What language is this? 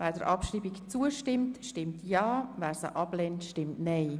Swiss German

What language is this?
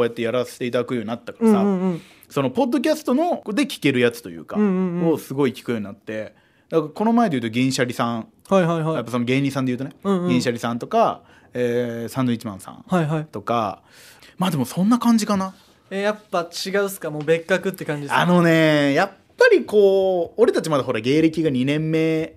Japanese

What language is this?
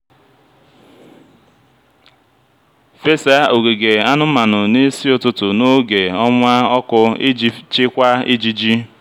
Igbo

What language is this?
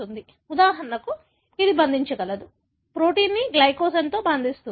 Telugu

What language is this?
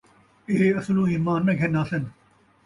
Saraiki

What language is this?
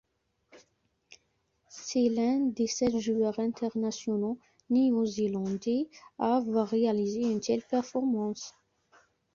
French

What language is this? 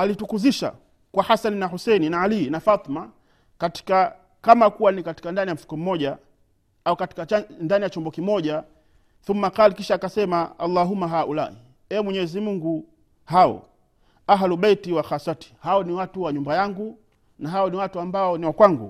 Swahili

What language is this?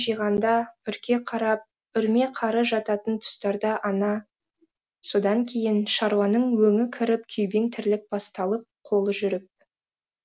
Kazakh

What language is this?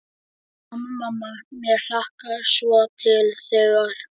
Icelandic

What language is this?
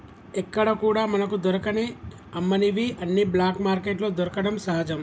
Telugu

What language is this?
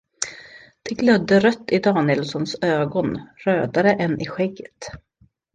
Swedish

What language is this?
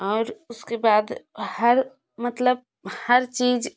Hindi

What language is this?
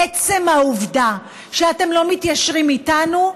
Hebrew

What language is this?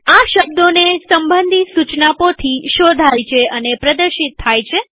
Gujarati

